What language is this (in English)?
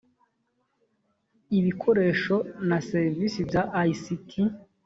Kinyarwanda